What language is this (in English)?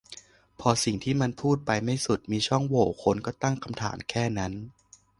Thai